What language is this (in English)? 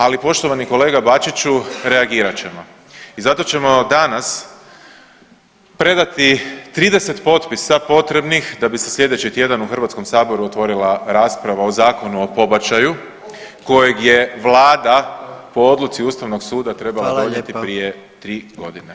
Croatian